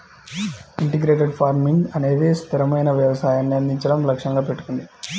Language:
Telugu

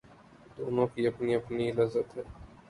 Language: Urdu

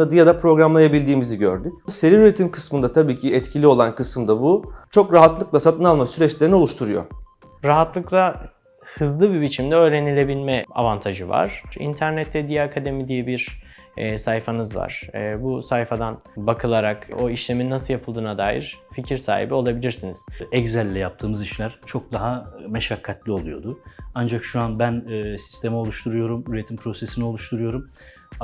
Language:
Turkish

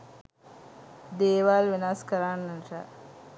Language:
Sinhala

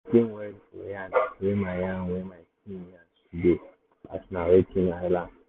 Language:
Nigerian Pidgin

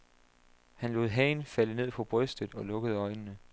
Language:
Danish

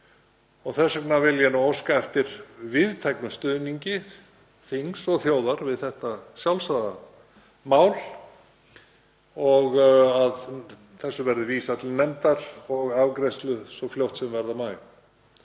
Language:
Icelandic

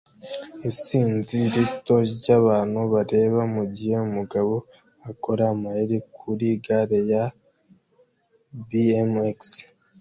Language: Kinyarwanda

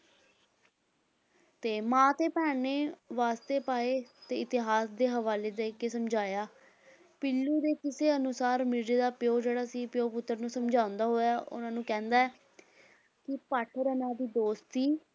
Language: Punjabi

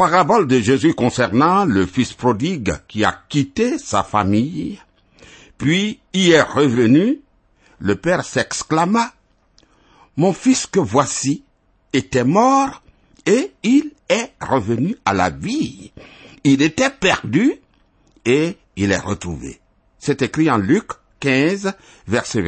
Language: French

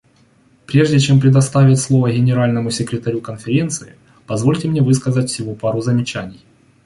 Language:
Russian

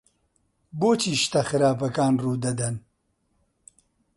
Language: Central Kurdish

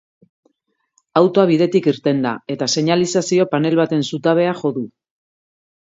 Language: Basque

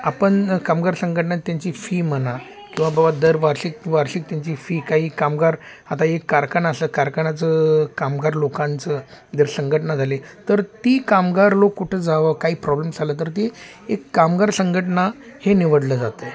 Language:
Marathi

